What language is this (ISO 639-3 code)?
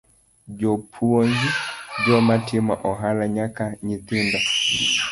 luo